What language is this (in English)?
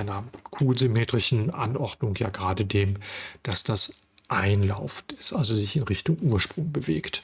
German